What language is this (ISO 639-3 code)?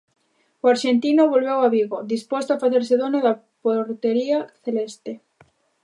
glg